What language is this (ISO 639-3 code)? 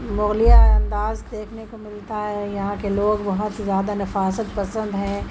urd